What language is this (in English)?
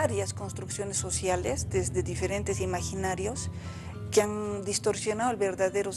Spanish